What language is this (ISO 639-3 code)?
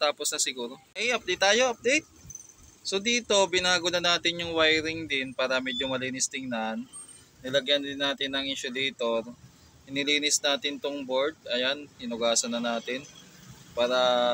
fil